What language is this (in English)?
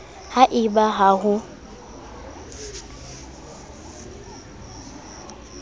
Southern Sotho